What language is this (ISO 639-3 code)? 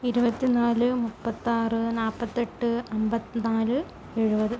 mal